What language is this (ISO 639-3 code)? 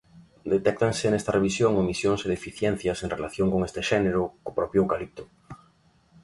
glg